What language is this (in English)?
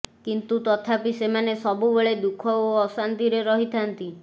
Odia